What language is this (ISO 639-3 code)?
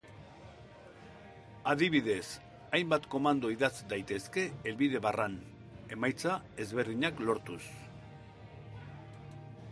eus